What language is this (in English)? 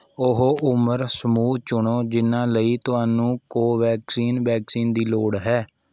Punjabi